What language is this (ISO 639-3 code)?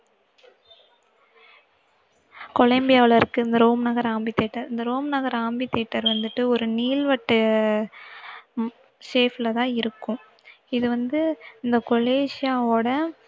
tam